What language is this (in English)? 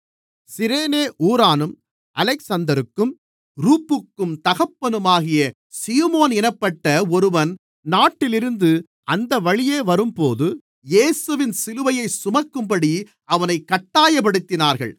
Tamil